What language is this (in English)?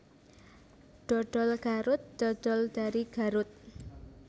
Javanese